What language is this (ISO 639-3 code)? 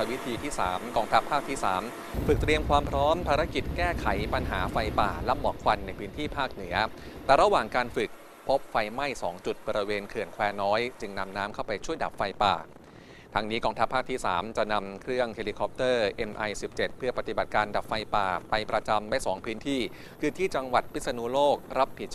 tha